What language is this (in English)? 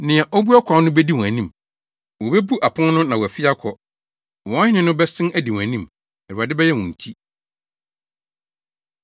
Akan